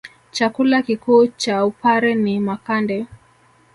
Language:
Swahili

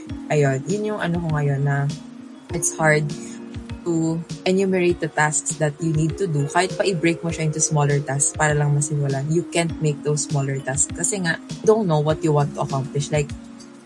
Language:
Filipino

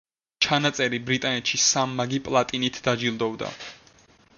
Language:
Georgian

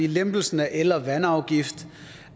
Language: Danish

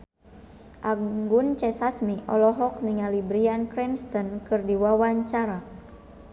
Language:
Sundanese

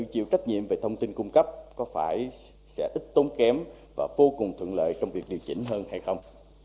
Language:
Vietnamese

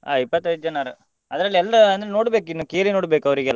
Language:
Kannada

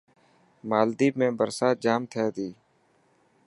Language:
Dhatki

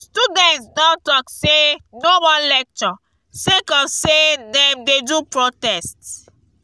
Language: Nigerian Pidgin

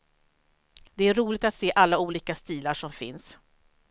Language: Swedish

